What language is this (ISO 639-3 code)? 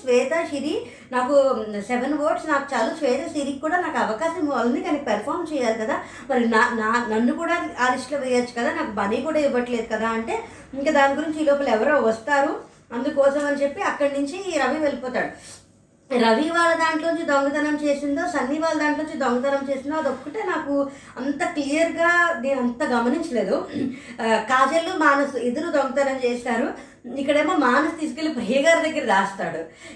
tel